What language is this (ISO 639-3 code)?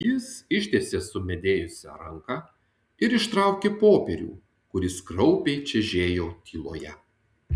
lit